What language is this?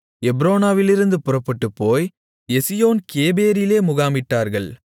Tamil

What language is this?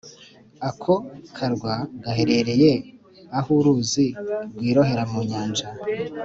Kinyarwanda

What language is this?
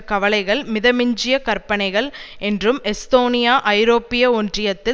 Tamil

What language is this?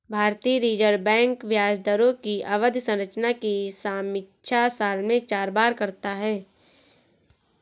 Hindi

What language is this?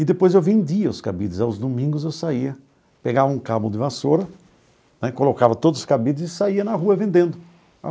Portuguese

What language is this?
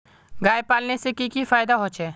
Magahi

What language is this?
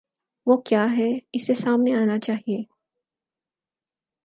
Urdu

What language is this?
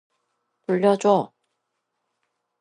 Korean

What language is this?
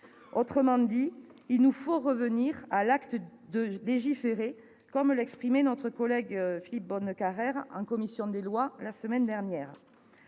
French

